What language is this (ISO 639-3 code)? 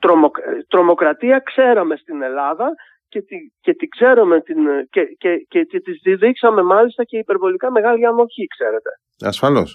ell